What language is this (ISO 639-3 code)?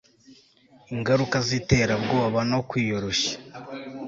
kin